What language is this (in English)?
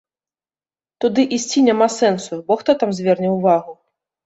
Belarusian